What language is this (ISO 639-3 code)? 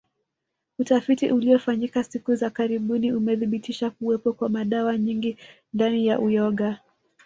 swa